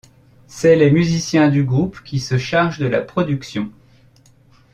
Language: French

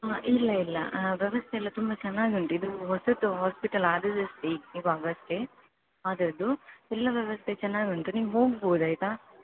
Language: Kannada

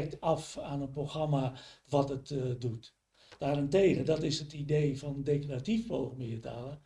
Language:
Dutch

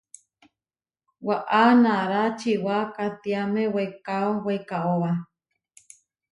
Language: Huarijio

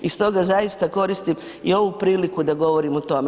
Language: Croatian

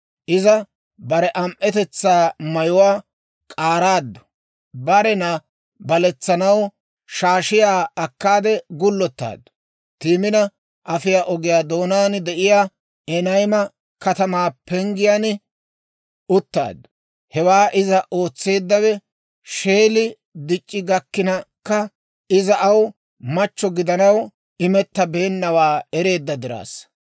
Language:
Dawro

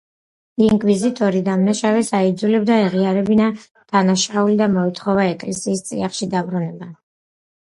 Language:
Georgian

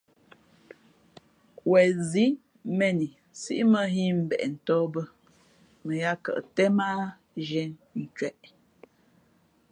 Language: Fe'fe'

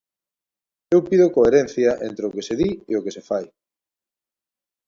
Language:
Galician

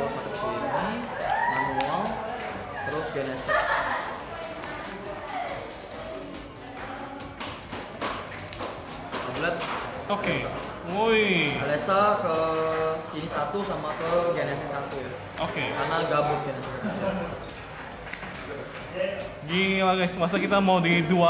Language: Indonesian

